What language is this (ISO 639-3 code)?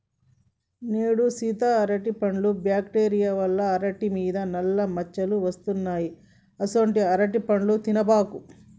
tel